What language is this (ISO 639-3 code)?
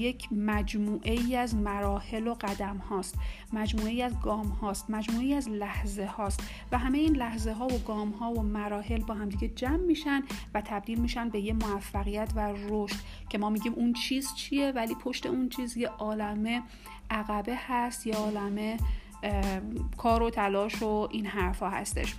fas